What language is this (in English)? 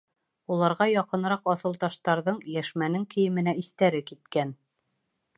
Bashkir